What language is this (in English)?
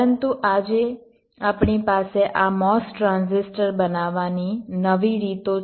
Gujarati